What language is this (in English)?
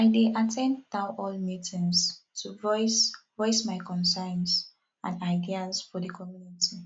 Nigerian Pidgin